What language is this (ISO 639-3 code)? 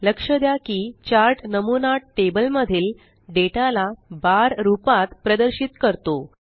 mar